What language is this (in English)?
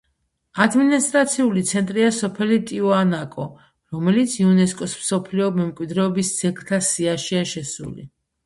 Georgian